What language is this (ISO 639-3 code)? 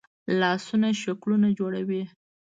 pus